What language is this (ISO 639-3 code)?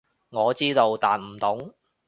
yue